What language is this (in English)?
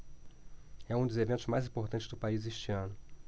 Portuguese